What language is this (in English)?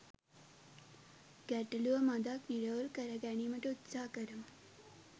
Sinhala